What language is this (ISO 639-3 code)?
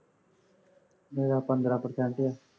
pan